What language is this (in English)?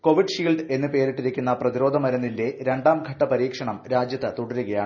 Malayalam